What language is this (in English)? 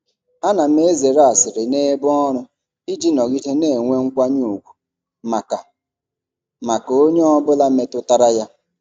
Igbo